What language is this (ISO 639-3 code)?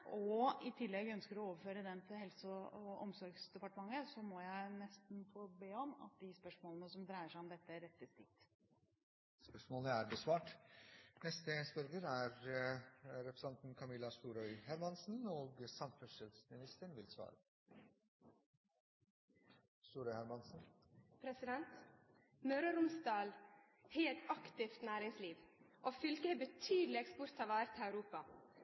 nor